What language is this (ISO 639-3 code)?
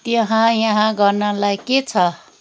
nep